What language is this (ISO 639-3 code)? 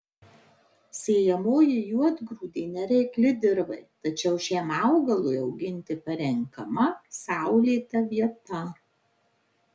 lit